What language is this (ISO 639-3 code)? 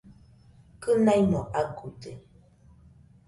hux